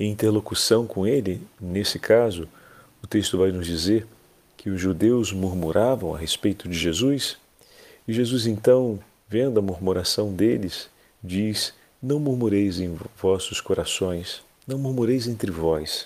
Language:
Portuguese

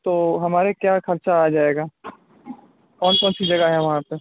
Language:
Urdu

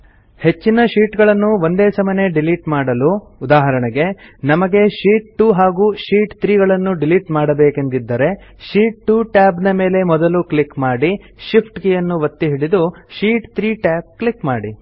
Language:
Kannada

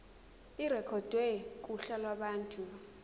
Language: Zulu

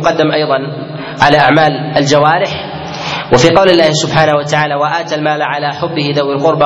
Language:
Arabic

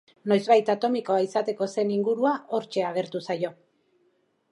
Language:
Basque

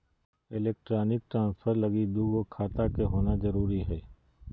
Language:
Magahi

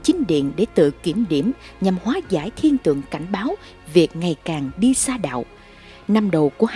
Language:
Vietnamese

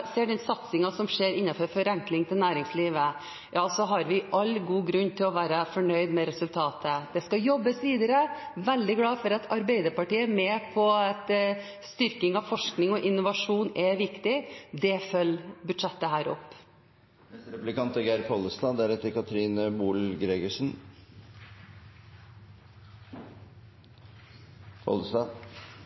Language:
Norwegian Bokmål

